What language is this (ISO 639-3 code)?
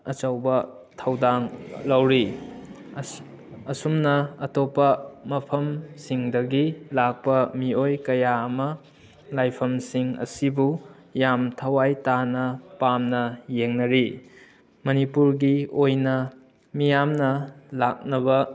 mni